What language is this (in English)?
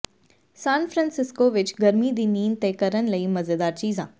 Punjabi